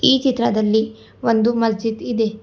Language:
Kannada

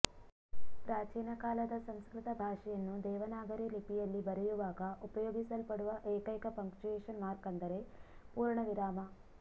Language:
Kannada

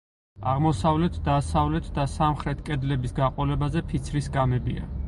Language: Georgian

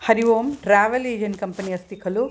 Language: Sanskrit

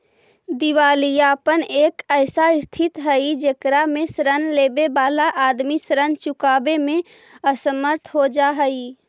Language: Magahi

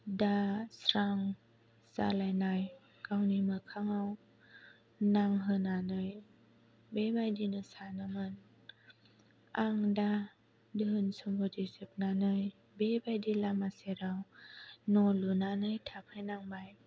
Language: Bodo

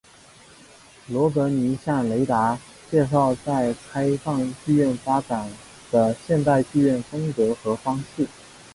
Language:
Chinese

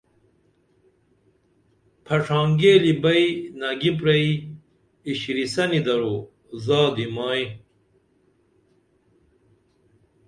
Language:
Dameli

